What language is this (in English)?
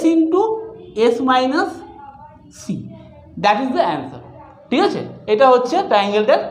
Hindi